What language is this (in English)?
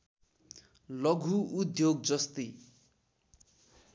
Nepali